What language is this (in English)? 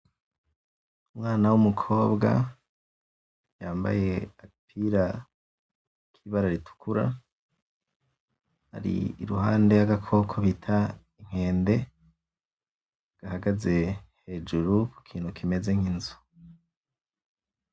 Rundi